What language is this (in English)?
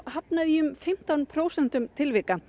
Icelandic